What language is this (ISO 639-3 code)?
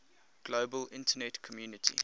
eng